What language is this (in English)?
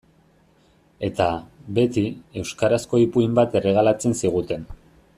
Basque